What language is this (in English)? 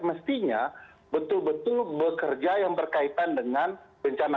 Indonesian